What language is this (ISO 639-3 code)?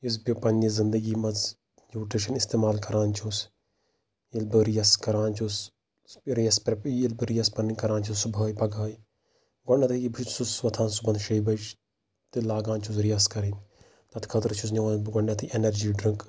kas